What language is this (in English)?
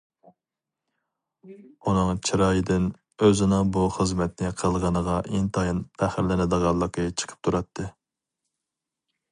Uyghur